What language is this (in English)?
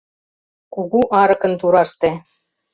Mari